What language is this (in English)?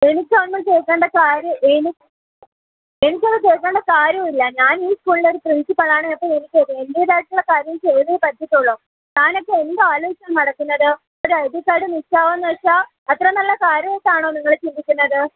Malayalam